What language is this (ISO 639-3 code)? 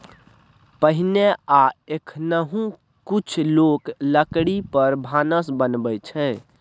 mai